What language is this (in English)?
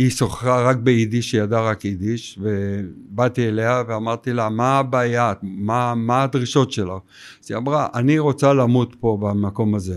Hebrew